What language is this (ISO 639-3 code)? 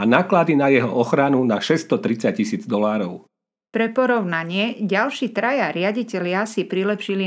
slk